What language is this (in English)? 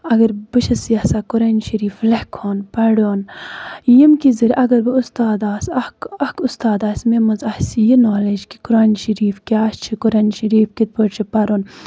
Kashmiri